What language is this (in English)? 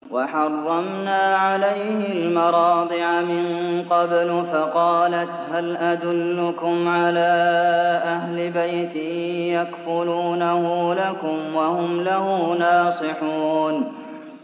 Arabic